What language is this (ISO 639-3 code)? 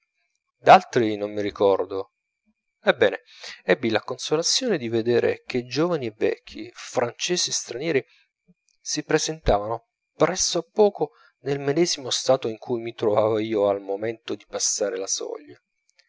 ita